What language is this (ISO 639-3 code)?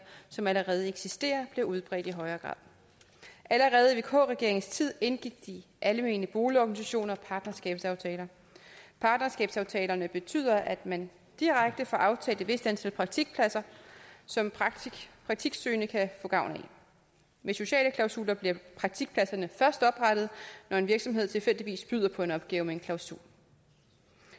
dan